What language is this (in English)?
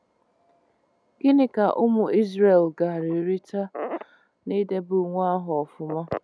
Igbo